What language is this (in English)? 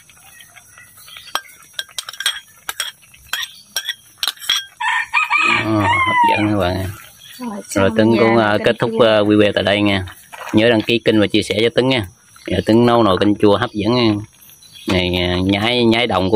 Vietnamese